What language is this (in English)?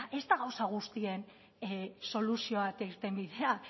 Basque